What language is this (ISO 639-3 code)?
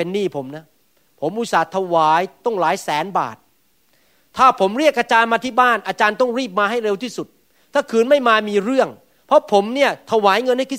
tha